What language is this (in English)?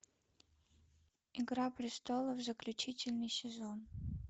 Russian